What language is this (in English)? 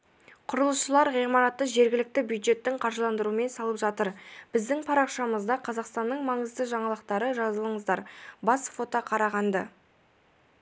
Kazakh